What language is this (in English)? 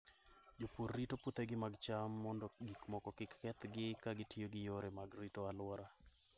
Luo (Kenya and Tanzania)